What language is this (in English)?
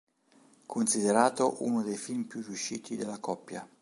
Italian